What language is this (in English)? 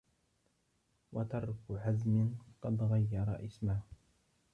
Arabic